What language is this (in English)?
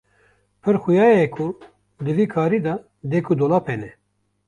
Kurdish